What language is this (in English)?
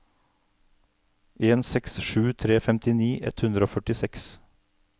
Norwegian